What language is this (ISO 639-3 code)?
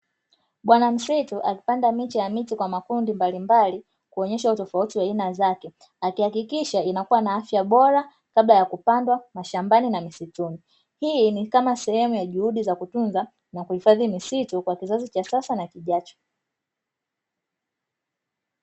swa